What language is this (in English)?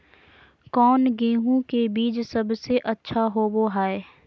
Magahi